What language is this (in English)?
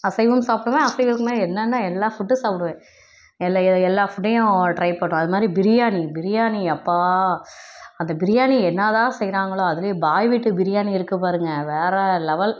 Tamil